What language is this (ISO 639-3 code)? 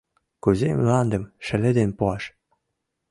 chm